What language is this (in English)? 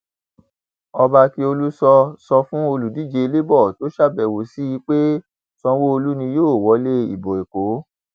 Yoruba